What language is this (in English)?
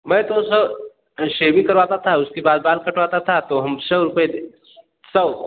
Hindi